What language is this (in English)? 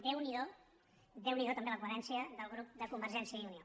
Catalan